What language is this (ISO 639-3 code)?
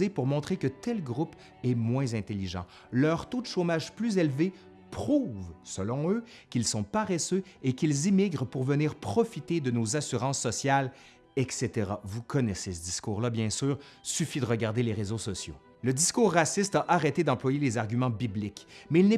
fra